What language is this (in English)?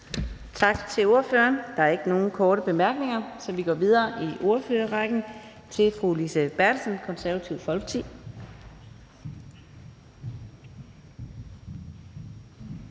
Danish